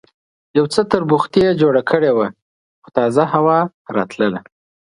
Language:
Pashto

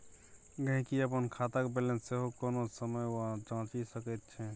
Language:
Maithili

